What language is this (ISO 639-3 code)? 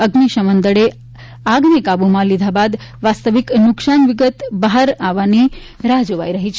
guj